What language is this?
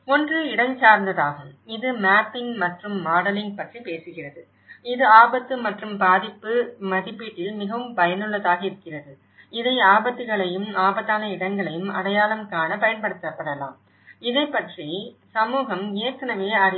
Tamil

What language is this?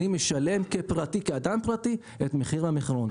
Hebrew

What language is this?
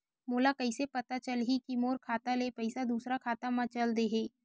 Chhattisgarhi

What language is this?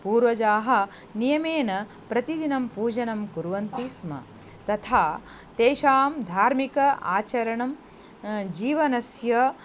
Sanskrit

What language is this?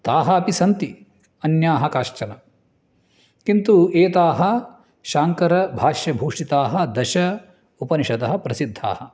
Sanskrit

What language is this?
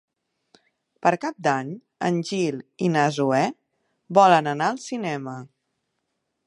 Catalan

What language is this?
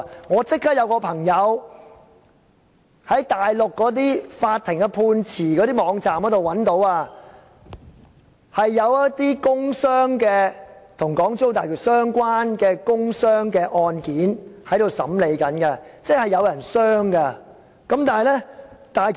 Cantonese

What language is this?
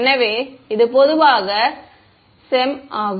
Tamil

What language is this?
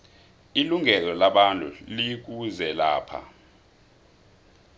South Ndebele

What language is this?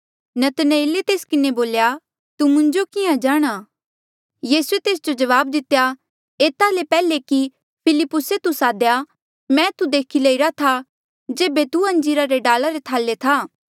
Mandeali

